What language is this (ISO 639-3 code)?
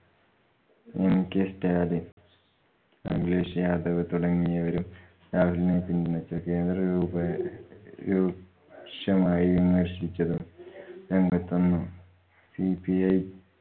mal